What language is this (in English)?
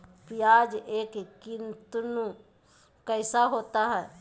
Magahi